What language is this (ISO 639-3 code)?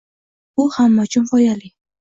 uzb